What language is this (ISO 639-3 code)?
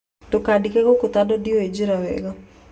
kik